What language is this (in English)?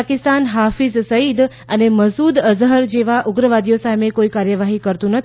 Gujarati